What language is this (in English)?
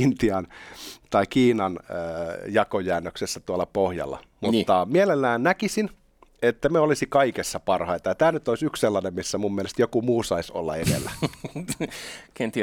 Finnish